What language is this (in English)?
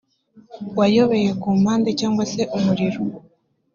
Kinyarwanda